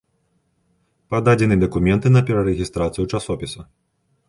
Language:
Belarusian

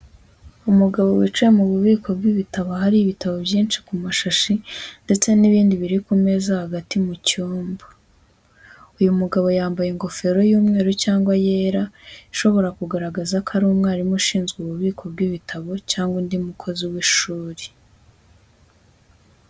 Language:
Kinyarwanda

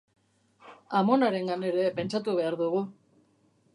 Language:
Basque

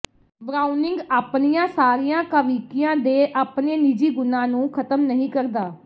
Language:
Punjabi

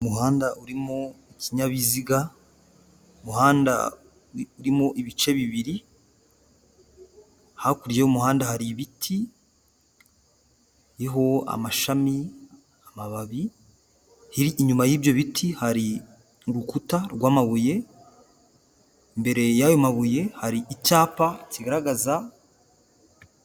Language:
Kinyarwanda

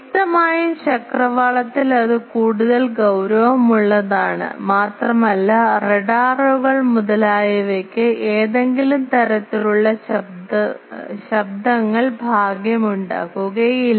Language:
Malayalam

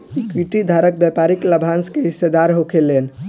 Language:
Bhojpuri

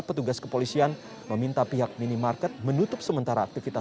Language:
Indonesian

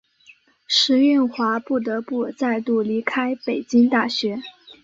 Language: Chinese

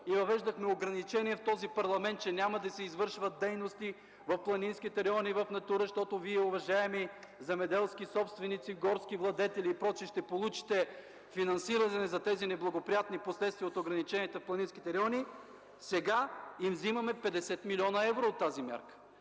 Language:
Bulgarian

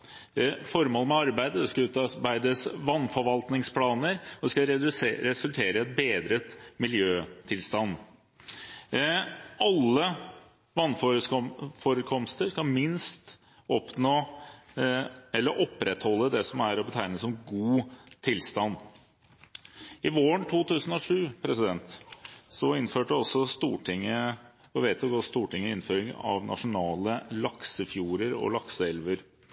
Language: Norwegian Bokmål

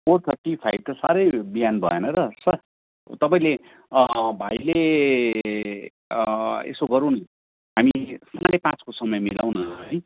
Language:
Nepali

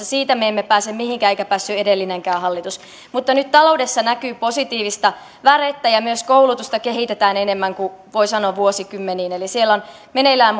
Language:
Finnish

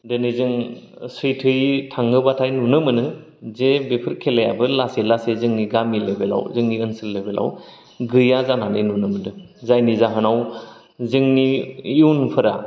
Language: Bodo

